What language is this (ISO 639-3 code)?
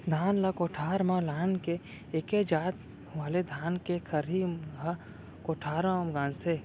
hne